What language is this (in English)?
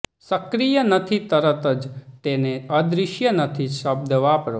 Gujarati